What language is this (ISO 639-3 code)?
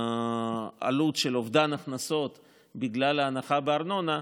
heb